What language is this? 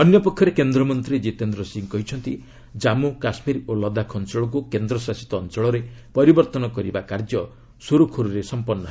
Odia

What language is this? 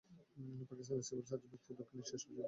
Bangla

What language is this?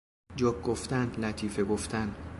Persian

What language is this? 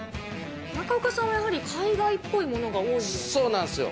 Japanese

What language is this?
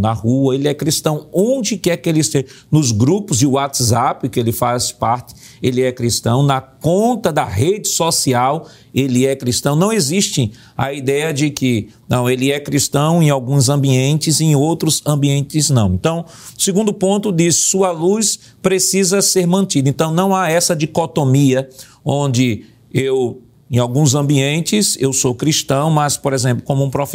Portuguese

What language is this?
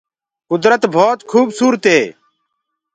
Gurgula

